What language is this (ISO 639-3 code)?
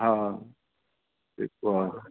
snd